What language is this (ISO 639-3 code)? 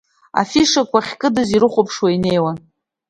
abk